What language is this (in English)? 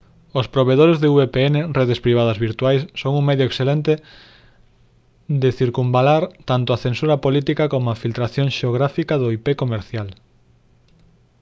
Galician